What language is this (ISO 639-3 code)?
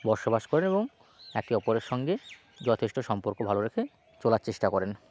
ben